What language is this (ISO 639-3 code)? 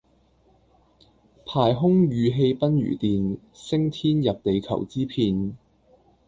yue